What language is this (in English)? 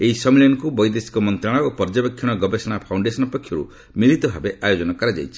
Odia